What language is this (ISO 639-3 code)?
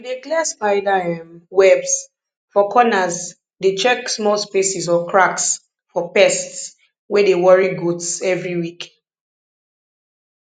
pcm